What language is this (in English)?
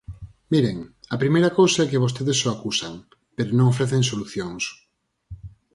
Galician